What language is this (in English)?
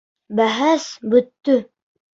Bashkir